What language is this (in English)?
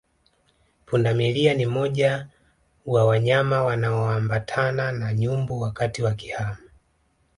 Swahili